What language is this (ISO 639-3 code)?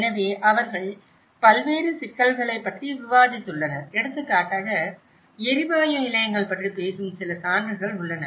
tam